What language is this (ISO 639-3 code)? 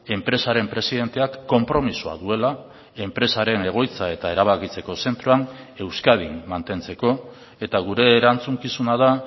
eus